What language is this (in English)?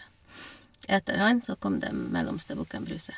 Norwegian